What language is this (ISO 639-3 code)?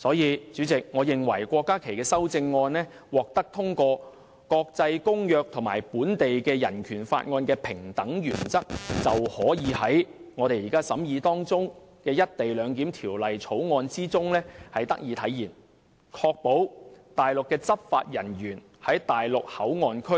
yue